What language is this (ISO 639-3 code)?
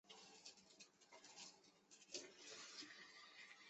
zho